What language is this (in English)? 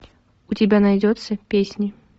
Russian